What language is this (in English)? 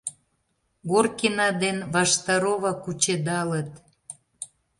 Mari